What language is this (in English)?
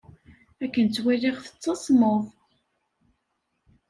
Kabyle